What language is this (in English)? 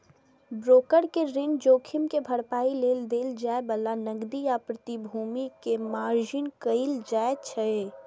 Maithili